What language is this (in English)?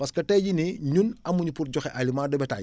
Wolof